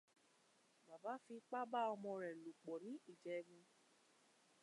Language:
Yoruba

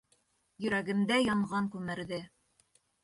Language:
Bashkir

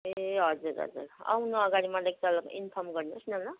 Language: Nepali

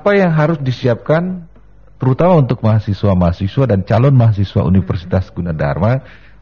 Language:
Indonesian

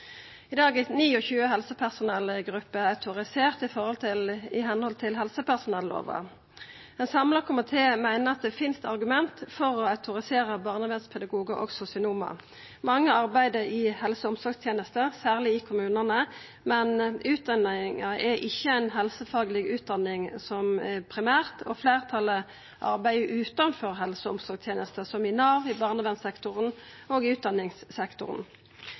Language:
Norwegian Nynorsk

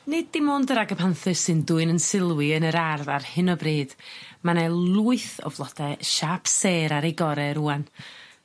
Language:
Welsh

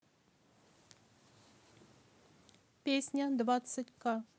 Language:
Russian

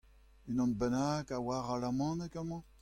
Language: Breton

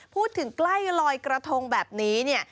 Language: Thai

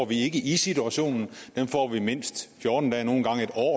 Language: Danish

